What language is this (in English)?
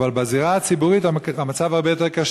Hebrew